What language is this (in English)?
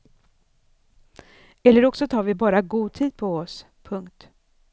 Swedish